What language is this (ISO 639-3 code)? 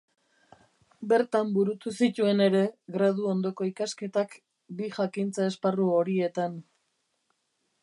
eus